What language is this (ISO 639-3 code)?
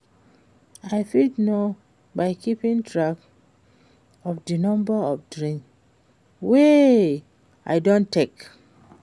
pcm